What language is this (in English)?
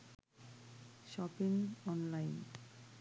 Sinhala